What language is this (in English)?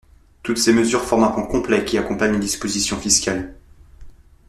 French